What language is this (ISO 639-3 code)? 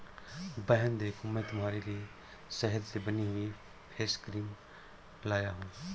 hin